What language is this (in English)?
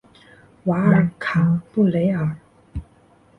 Chinese